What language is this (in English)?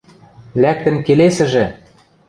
Western Mari